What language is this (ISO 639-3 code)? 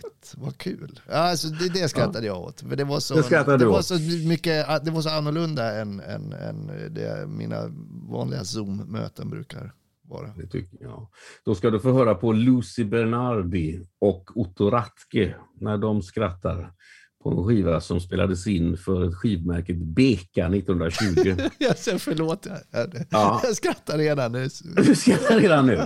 swe